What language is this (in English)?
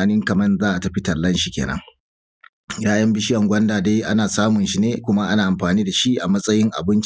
Hausa